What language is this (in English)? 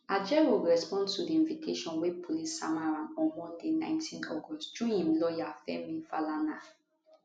Nigerian Pidgin